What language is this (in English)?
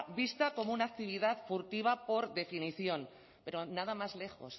Spanish